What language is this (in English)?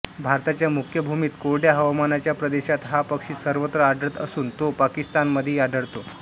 Marathi